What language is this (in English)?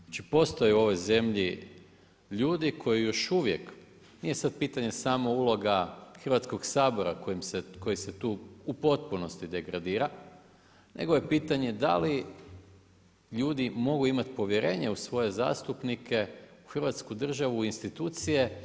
Croatian